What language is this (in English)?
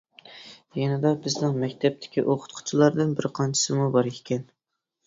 Uyghur